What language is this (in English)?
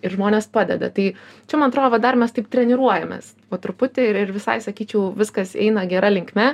Lithuanian